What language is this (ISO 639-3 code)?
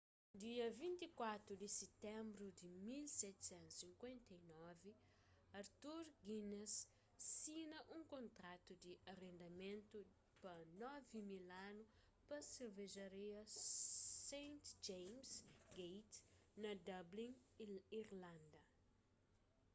kea